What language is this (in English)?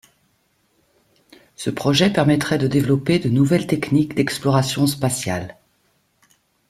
French